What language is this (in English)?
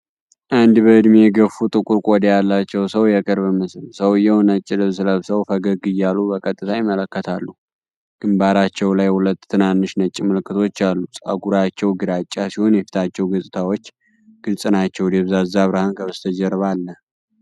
Amharic